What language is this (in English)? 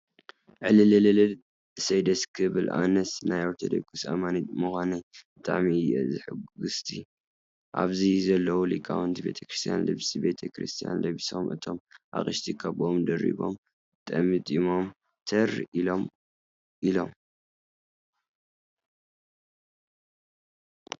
Tigrinya